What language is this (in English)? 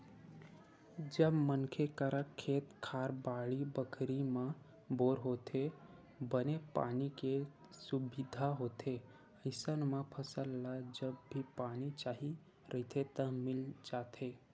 Chhattisgarhi